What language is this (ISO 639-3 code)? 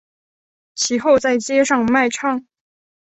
zho